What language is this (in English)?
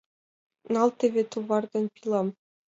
Mari